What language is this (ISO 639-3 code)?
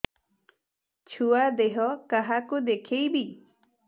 ori